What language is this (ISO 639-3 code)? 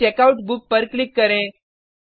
hin